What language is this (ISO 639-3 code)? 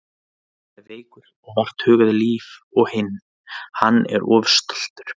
isl